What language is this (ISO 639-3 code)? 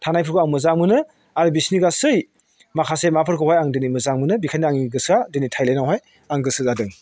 brx